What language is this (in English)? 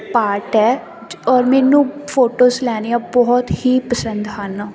Punjabi